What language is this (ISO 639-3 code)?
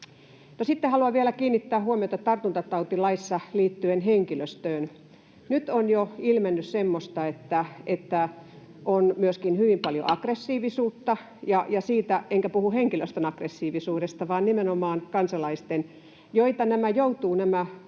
fin